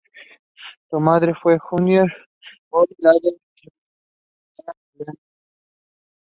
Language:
English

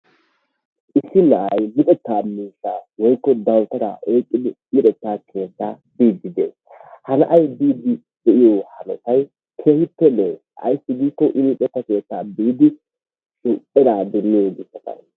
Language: Wolaytta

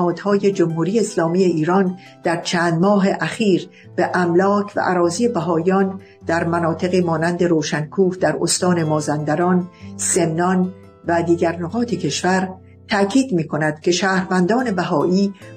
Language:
Persian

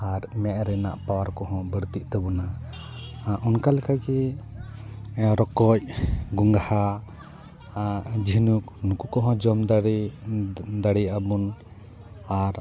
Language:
Santali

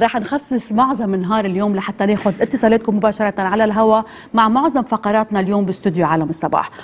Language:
Arabic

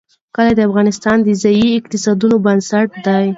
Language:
Pashto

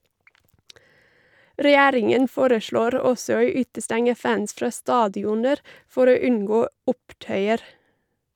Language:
Norwegian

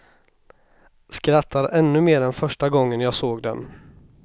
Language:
Swedish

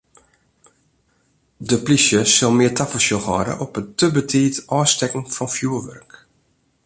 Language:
Western Frisian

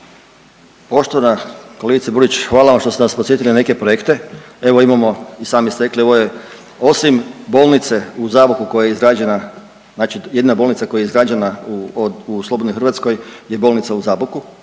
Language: Croatian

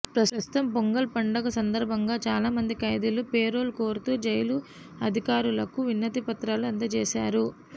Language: Telugu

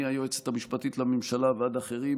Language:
Hebrew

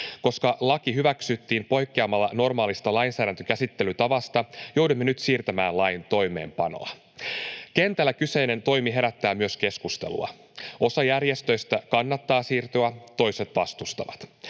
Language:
Finnish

